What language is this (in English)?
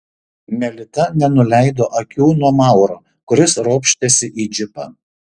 Lithuanian